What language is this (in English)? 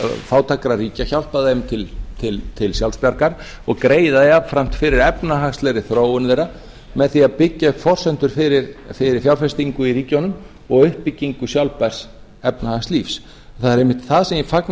Icelandic